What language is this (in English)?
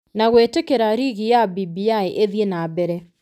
Kikuyu